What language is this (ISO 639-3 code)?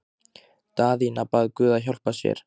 isl